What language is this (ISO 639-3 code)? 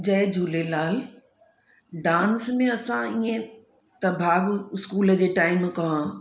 snd